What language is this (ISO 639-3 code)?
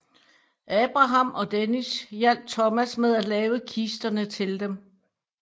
dan